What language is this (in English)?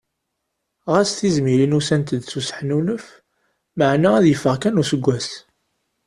Kabyle